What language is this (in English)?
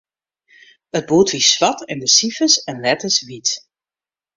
Western Frisian